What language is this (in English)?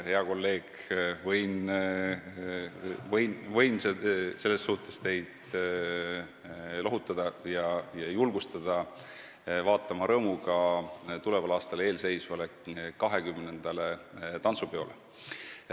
Estonian